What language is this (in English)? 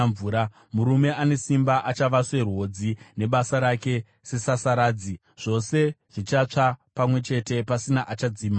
Shona